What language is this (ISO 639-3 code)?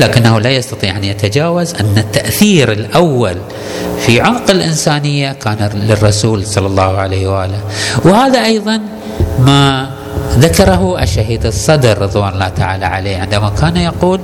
ara